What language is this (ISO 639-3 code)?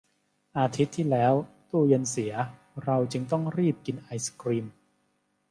tha